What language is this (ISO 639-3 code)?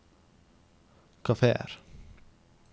nor